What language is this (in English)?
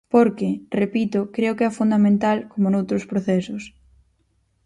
Galician